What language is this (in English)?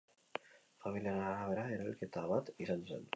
Basque